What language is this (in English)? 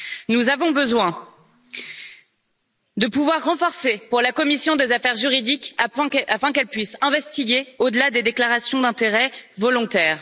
French